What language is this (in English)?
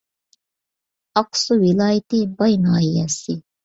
Uyghur